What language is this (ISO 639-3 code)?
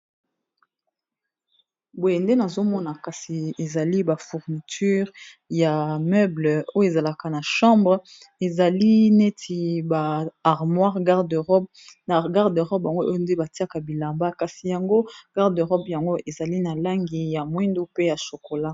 lin